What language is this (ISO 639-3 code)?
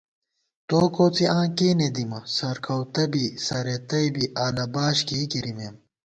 gwt